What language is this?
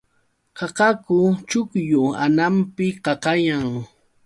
Yauyos Quechua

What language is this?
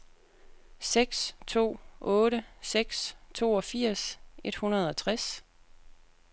Danish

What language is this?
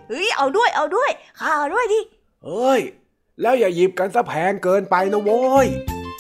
Thai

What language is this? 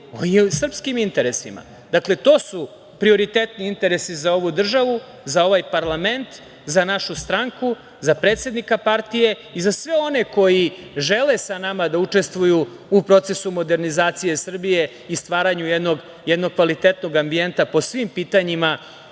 Serbian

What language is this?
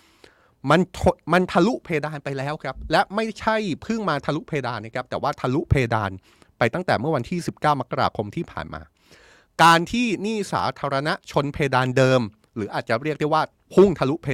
Thai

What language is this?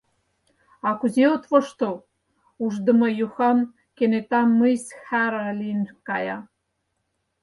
Mari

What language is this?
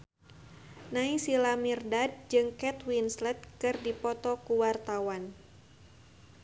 Sundanese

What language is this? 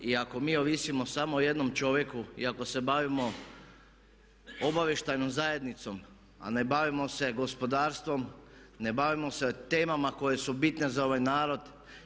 Croatian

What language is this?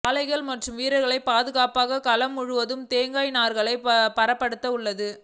Tamil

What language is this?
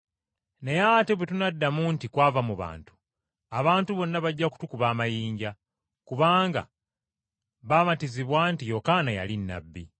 Ganda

